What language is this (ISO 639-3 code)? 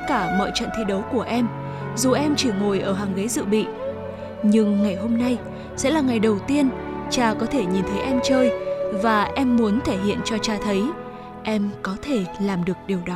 vie